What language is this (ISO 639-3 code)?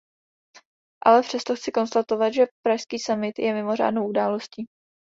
ces